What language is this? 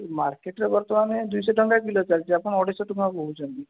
Odia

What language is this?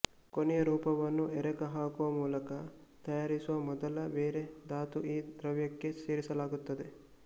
Kannada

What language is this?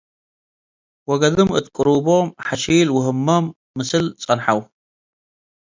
Tigre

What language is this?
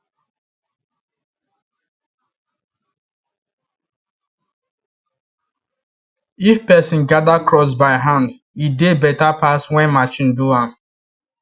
Nigerian Pidgin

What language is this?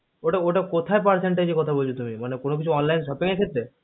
Bangla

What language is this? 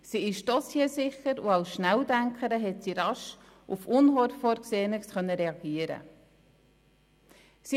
Swiss German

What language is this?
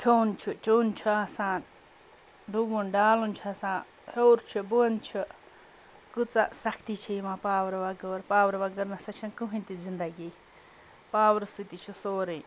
Kashmiri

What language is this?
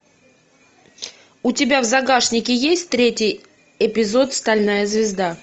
Russian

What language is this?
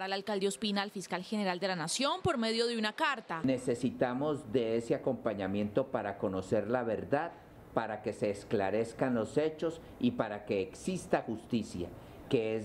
Spanish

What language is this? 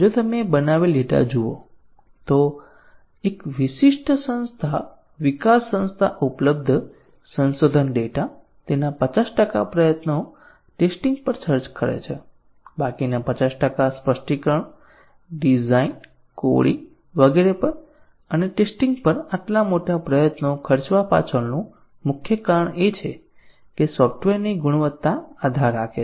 Gujarati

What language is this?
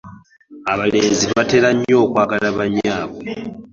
Ganda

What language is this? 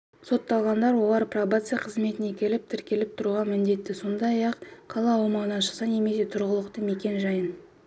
Kazakh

